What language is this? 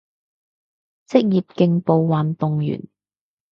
Cantonese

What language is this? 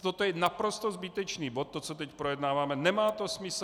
Czech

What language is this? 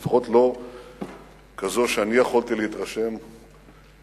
Hebrew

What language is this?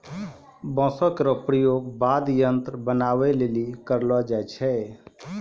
Maithili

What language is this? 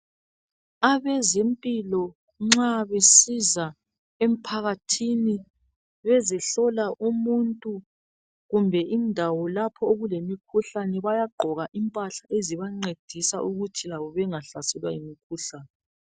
North Ndebele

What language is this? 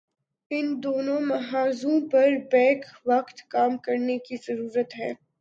Urdu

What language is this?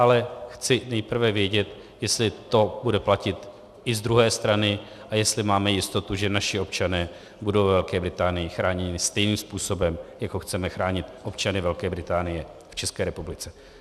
Czech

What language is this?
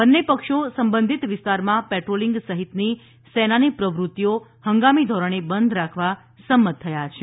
Gujarati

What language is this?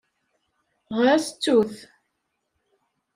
Kabyle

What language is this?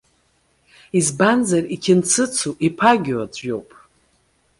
Abkhazian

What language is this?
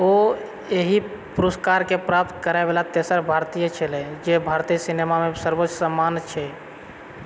Maithili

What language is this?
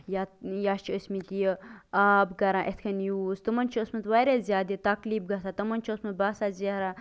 Kashmiri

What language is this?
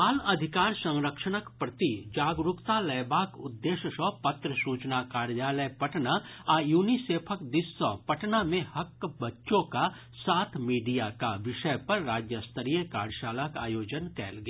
Maithili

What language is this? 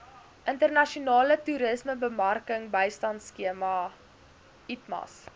Afrikaans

